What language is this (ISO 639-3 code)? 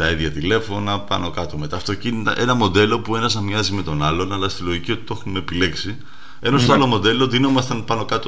ell